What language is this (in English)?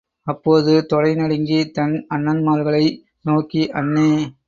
Tamil